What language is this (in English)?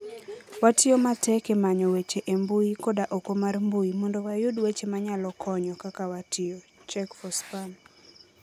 Luo (Kenya and Tanzania)